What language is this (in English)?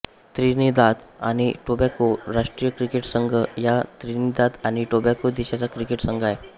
Marathi